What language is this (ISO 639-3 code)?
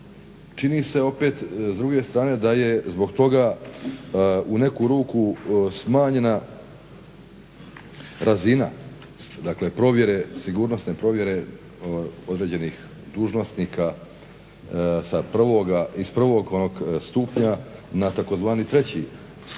hrv